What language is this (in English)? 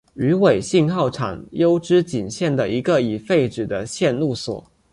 Chinese